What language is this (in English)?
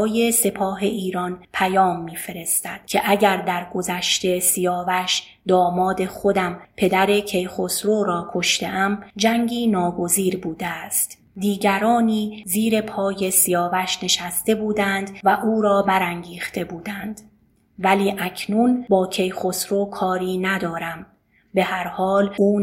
Persian